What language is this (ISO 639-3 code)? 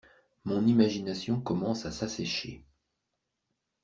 fra